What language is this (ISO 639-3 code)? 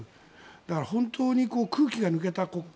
jpn